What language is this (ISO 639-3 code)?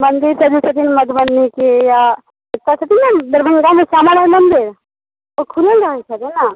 mai